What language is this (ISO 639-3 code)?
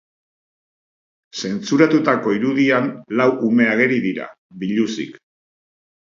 eus